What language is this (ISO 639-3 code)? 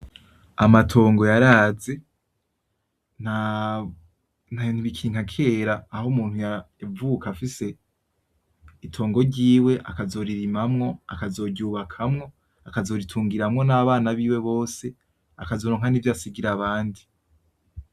run